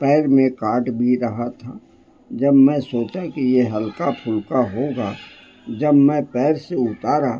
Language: Urdu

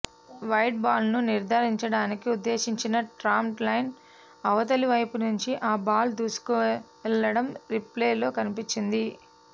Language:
Telugu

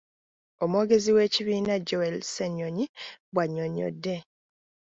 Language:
Ganda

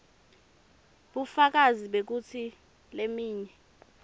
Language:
Swati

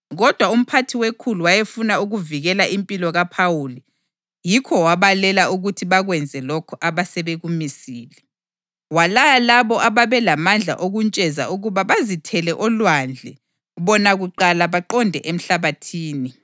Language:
North Ndebele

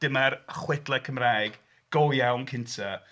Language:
Welsh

